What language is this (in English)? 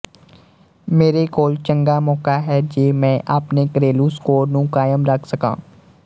Punjabi